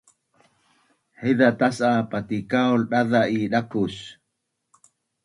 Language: Bunun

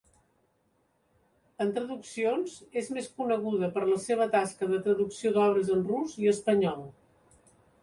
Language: Catalan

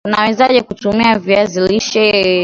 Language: Swahili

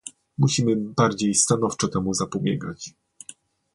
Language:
Polish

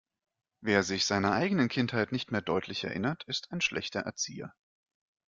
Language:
German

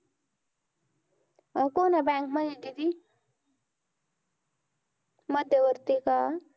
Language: Marathi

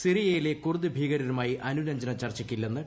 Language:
Malayalam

